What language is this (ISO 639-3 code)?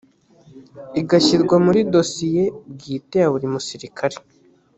kin